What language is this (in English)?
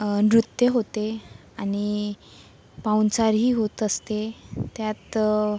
Marathi